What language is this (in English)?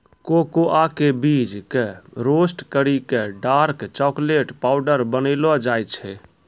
Maithili